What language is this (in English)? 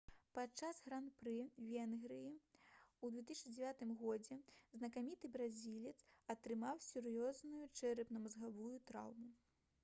Belarusian